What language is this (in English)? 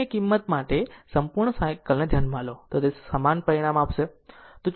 Gujarati